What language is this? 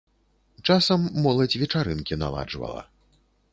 Belarusian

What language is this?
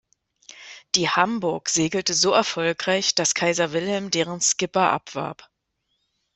German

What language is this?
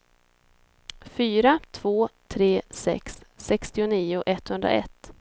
Swedish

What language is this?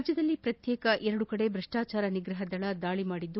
Kannada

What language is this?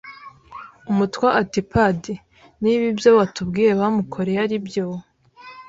Kinyarwanda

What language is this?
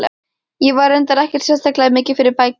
Icelandic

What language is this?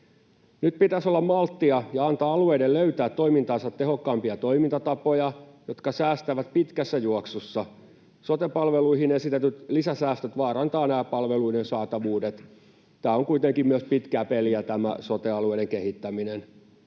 Finnish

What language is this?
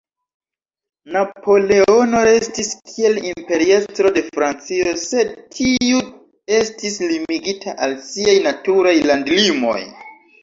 Esperanto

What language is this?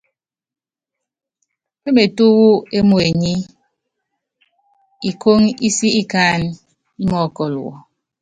Yangben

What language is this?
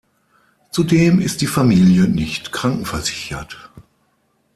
German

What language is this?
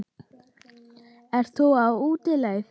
Icelandic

